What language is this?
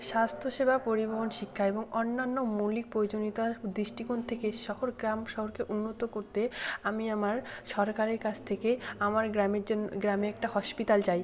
Bangla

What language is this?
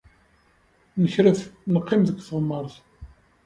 Kabyle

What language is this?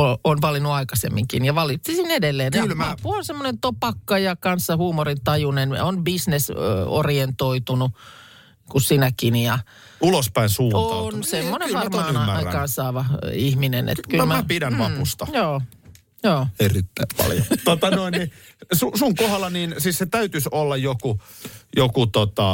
Finnish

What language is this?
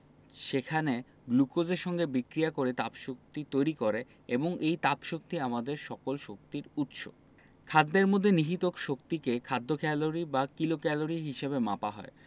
Bangla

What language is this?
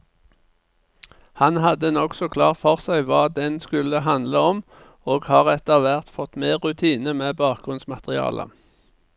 Norwegian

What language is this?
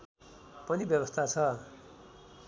Nepali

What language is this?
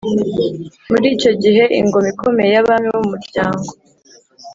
Kinyarwanda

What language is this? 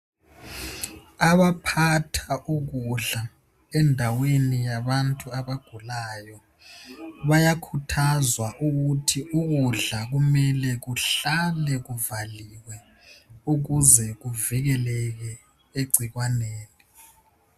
North Ndebele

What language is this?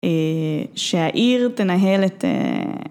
Hebrew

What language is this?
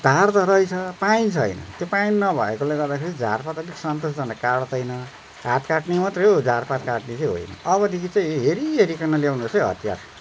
Nepali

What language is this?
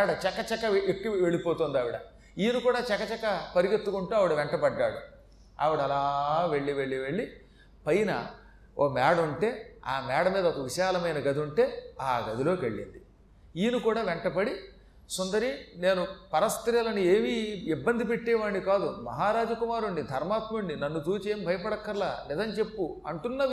Telugu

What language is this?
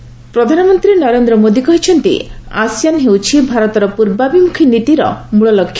Odia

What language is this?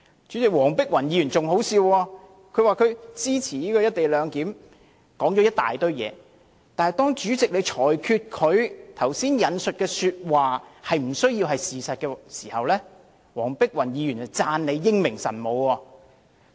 Cantonese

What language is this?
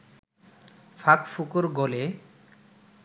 Bangla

